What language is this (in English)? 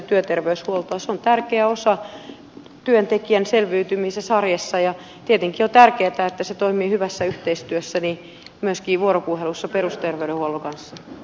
Finnish